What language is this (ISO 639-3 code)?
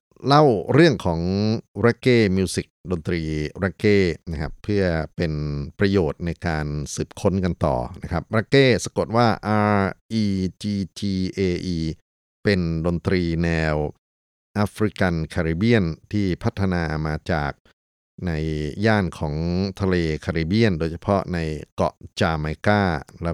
tha